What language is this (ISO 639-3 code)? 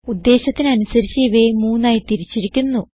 mal